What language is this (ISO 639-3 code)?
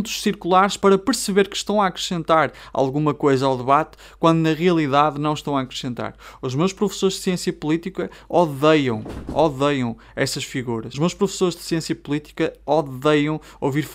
por